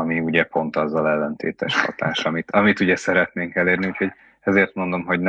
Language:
Hungarian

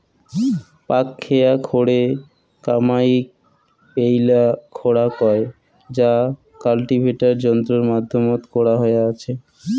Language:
Bangla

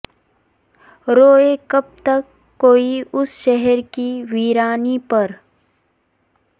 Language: Urdu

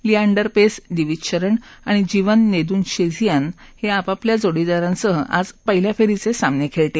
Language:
Marathi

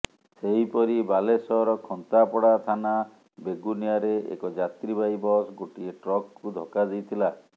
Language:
Odia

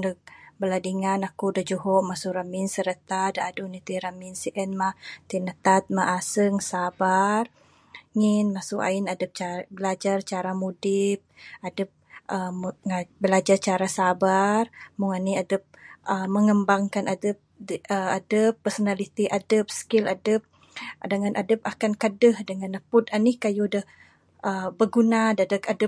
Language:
Bukar-Sadung Bidayuh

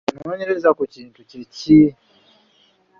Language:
Ganda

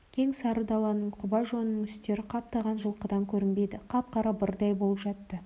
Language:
Kazakh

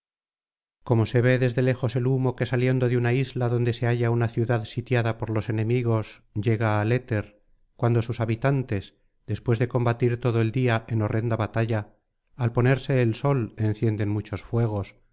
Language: Spanish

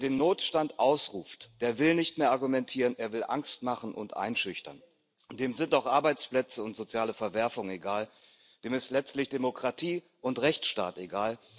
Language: German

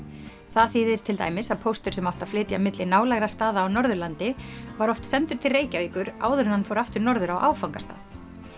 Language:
Icelandic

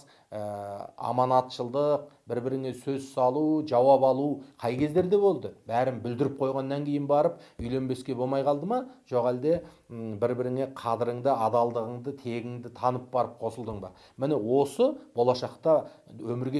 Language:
Turkish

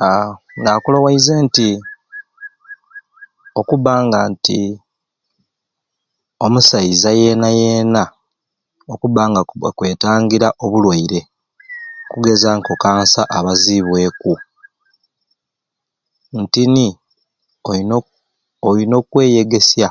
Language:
Ruuli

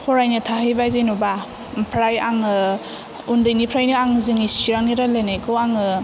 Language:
Bodo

